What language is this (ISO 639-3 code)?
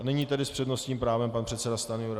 ces